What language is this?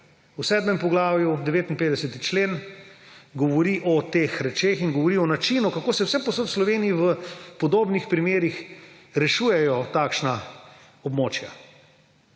Slovenian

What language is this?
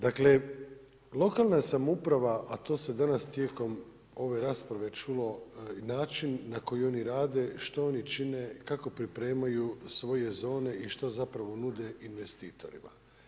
Croatian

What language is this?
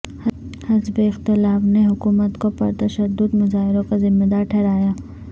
Urdu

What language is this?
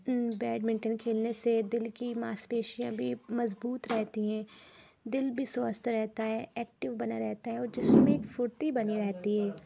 Urdu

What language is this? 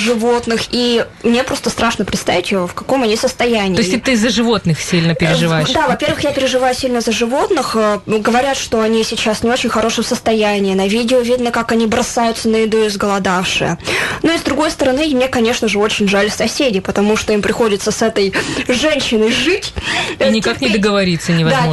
Russian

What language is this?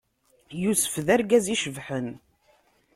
Kabyle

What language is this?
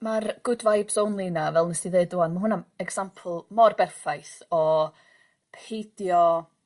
Welsh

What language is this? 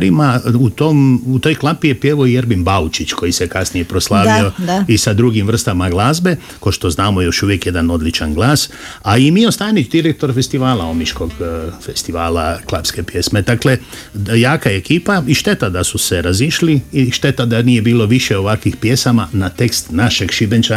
Croatian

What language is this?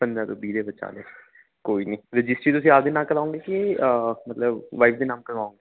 Punjabi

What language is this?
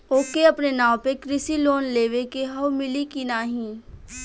Bhojpuri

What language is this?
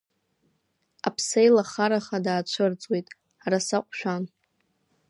Abkhazian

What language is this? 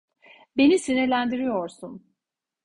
Turkish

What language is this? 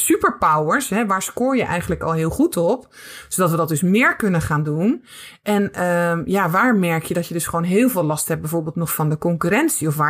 Dutch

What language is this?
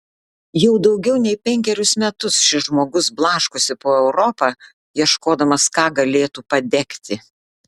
Lithuanian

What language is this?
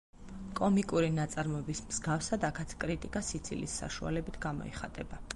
Georgian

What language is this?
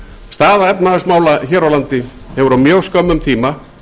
Icelandic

